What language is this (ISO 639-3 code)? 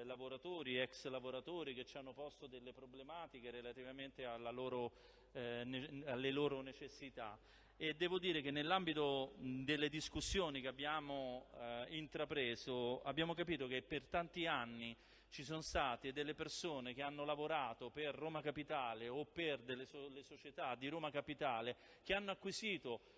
ita